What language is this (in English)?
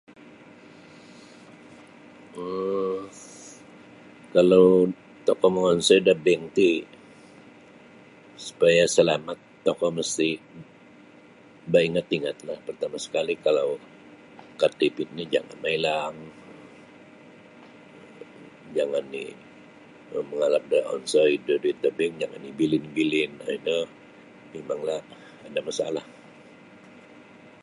Sabah Bisaya